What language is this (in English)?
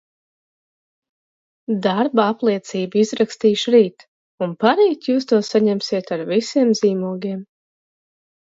Latvian